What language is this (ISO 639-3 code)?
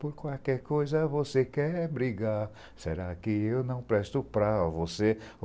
por